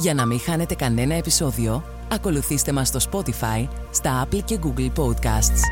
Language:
Greek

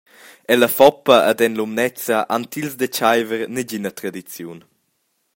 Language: Romansh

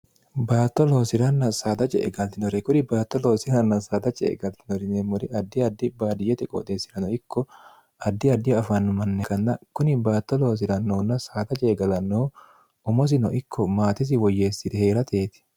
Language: Sidamo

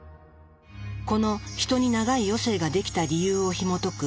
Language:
Japanese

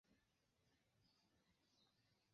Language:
Esperanto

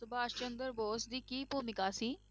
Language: Punjabi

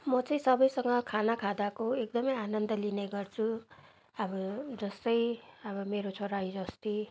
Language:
Nepali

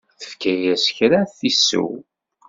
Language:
Kabyle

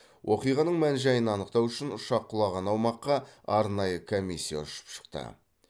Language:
Kazakh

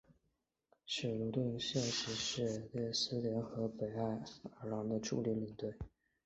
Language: Chinese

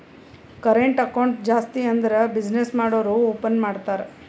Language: Kannada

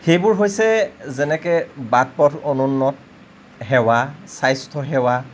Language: Assamese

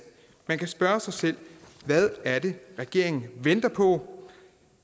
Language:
Danish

